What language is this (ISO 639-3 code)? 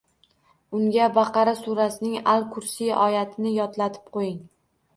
uzb